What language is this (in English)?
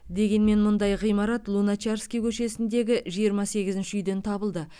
Kazakh